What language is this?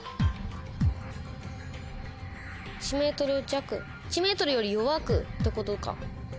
Japanese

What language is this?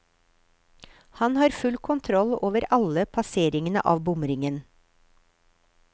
Norwegian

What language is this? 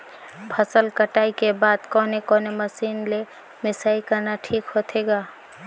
Chhattisgarhi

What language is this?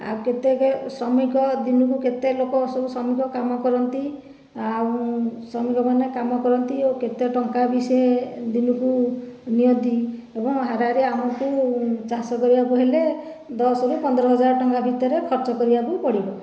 Odia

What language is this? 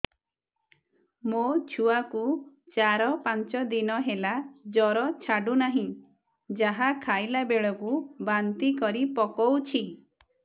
Odia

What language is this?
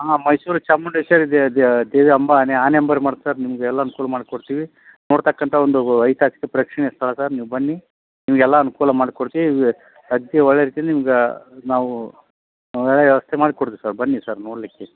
Kannada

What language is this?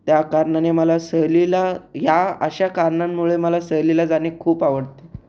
Marathi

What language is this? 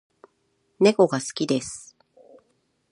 Japanese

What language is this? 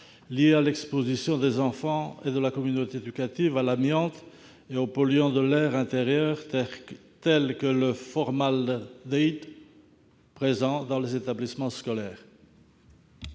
French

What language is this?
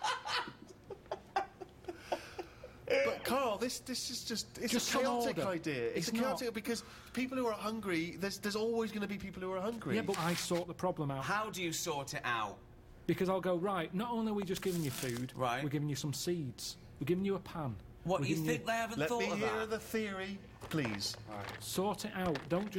English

